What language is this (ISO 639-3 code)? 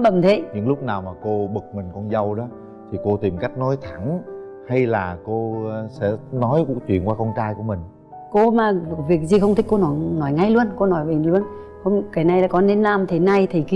vie